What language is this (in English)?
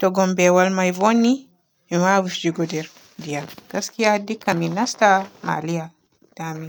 Borgu Fulfulde